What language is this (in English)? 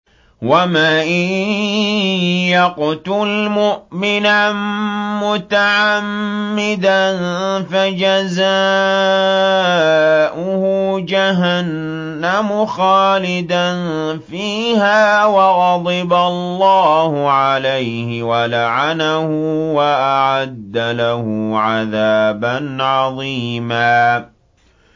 Arabic